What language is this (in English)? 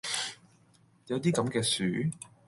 Cantonese